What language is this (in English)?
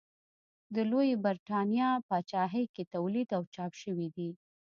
Pashto